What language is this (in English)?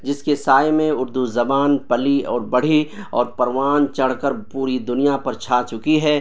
Urdu